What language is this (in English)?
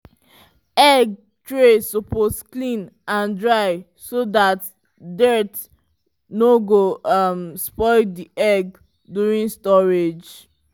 Nigerian Pidgin